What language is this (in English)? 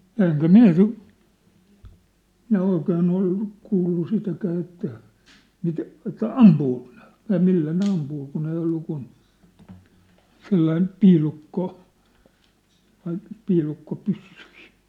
Finnish